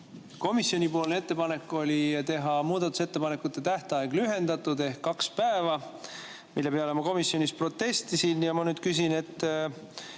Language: Estonian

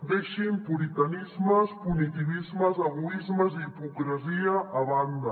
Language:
Catalan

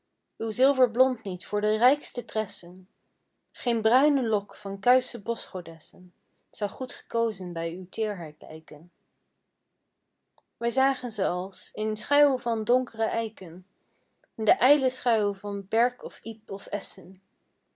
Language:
Dutch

